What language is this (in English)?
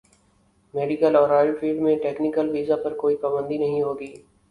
Urdu